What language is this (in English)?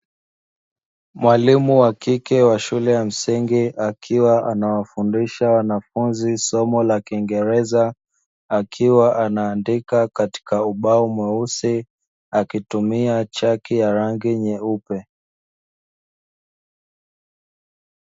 Swahili